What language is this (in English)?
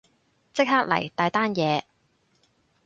Cantonese